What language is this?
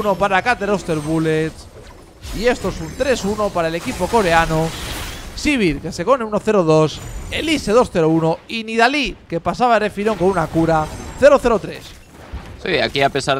Spanish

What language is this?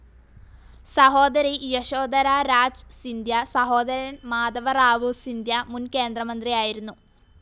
Malayalam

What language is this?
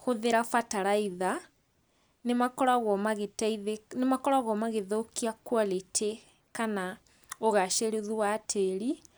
Kikuyu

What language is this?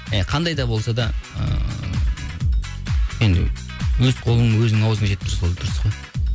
Kazakh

